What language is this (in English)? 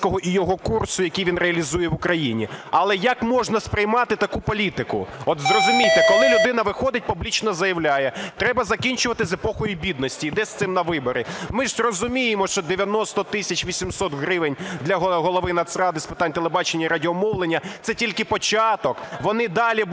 Ukrainian